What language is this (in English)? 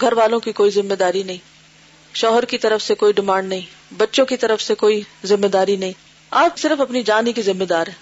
Urdu